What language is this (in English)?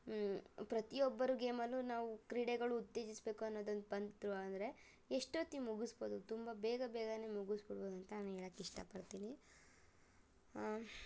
Kannada